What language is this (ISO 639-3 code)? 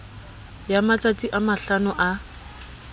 sot